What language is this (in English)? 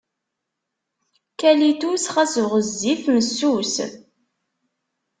Kabyle